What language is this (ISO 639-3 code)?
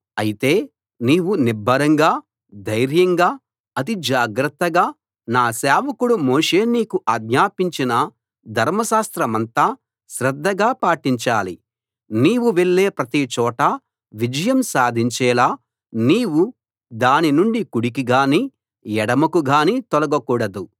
tel